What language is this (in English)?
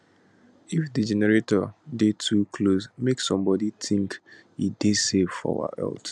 Nigerian Pidgin